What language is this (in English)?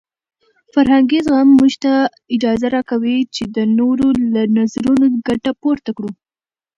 Pashto